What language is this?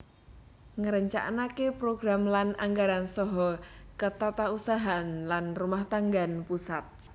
Javanese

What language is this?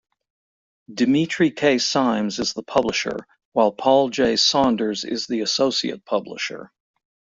English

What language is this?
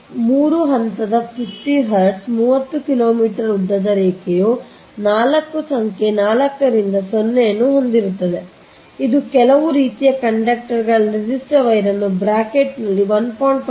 Kannada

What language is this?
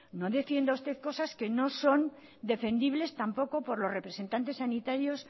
Spanish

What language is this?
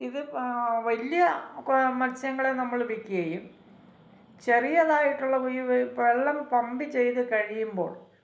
Malayalam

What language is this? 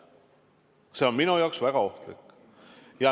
Estonian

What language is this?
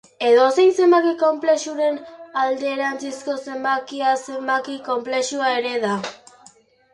Basque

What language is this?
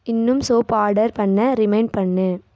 Tamil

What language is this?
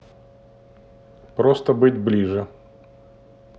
Russian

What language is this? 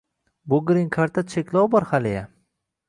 Uzbek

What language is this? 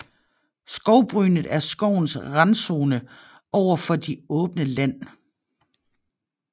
Danish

